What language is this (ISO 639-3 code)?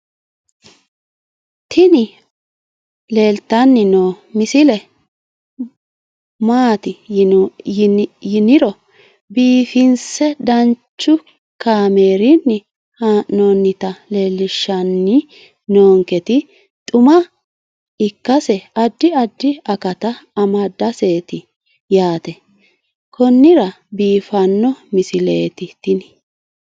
sid